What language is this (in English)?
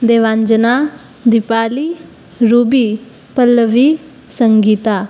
Sanskrit